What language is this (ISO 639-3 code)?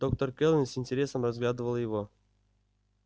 rus